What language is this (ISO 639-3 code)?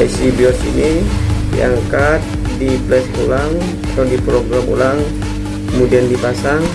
ind